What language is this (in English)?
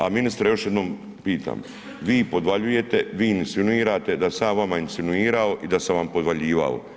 Croatian